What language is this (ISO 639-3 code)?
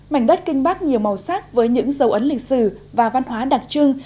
vie